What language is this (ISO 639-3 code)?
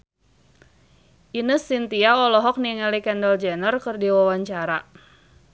sun